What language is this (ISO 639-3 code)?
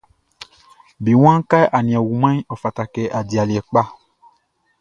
bci